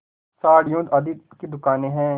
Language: Hindi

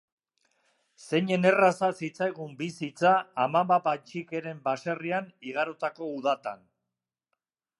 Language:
Basque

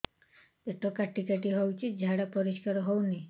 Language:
Odia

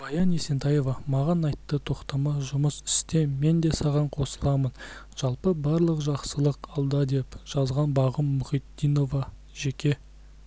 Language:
Kazakh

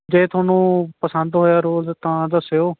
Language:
Punjabi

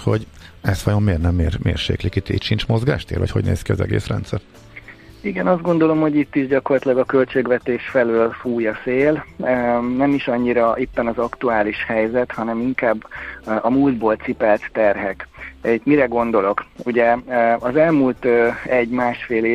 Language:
Hungarian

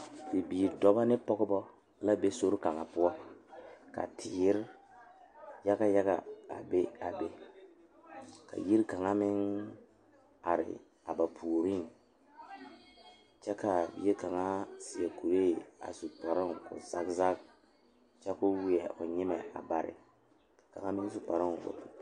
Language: Southern Dagaare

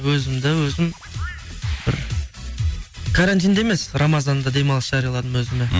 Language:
Kazakh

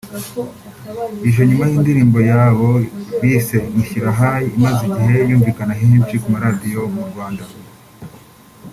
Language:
Kinyarwanda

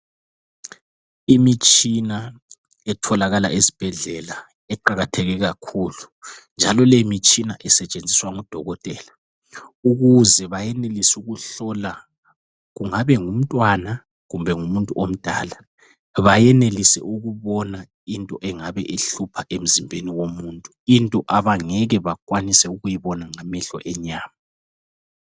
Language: North Ndebele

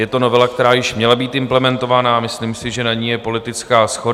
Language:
Czech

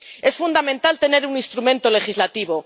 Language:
Spanish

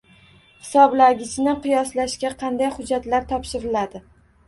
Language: Uzbek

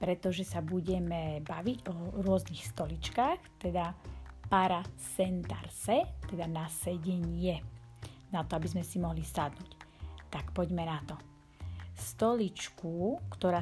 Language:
Slovak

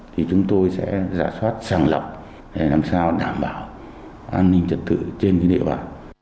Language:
Vietnamese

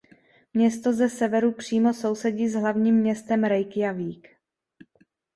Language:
Czech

